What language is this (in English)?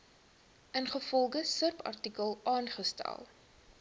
Afrikaans